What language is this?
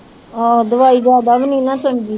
Punjabi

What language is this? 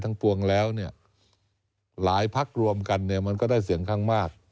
Thai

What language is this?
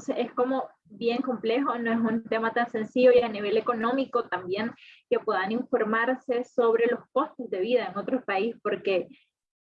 Spanish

